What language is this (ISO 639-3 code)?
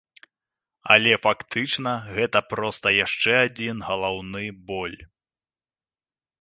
bel